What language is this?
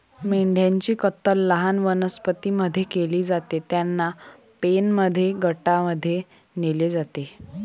Marathi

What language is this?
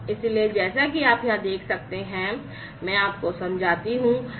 Hindi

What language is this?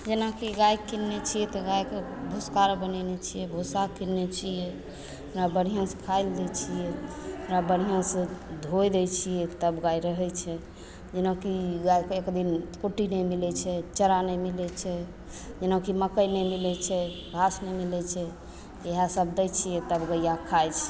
Maithili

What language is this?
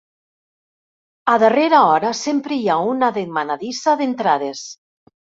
Catalan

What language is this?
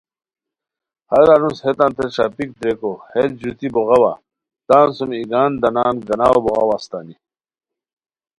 Khowar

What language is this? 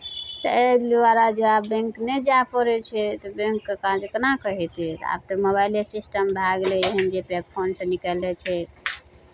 Maithili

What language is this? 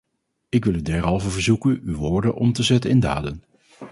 Dutch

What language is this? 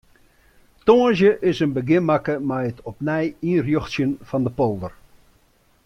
Western Frisian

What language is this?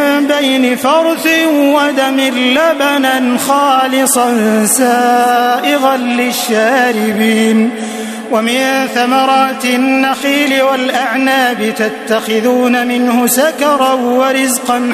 Arabic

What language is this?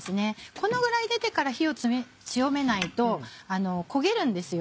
Japanese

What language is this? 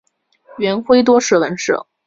Chinese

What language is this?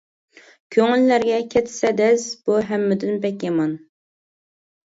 Uyghur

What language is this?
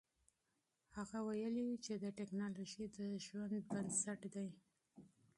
Pashto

